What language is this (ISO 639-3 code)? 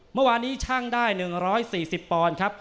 tha